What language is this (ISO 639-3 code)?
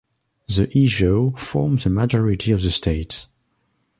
eng